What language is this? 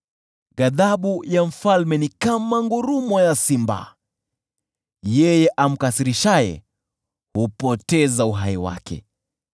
Swahili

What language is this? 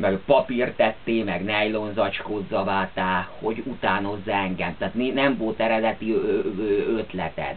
Hungarian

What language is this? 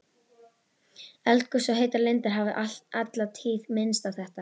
Icelandic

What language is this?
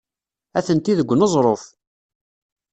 Kabyle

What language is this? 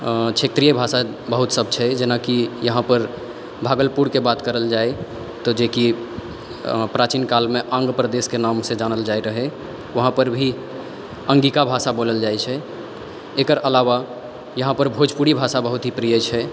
Maithili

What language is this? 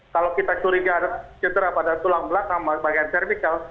Indonesian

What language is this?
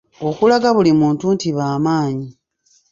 Ganda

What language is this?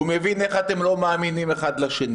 Hebrew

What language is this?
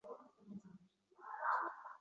Uzbek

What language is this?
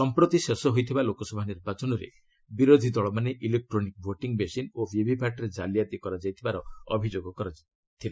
Odia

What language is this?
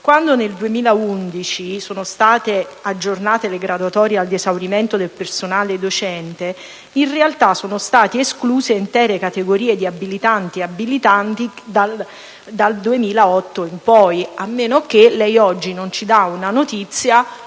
Italian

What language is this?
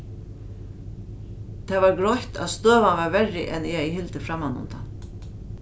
Faroese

